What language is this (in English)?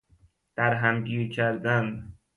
Persian